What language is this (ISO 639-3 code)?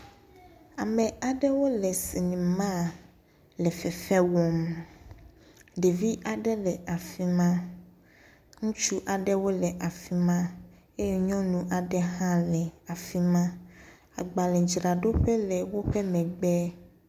ewe